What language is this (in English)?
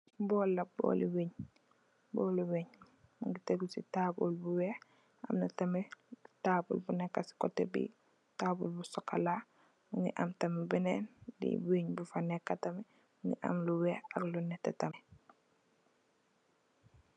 Wolof